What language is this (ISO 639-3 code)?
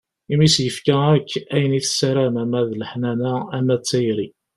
kab